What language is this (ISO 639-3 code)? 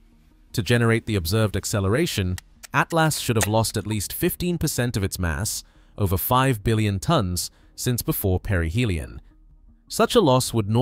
eng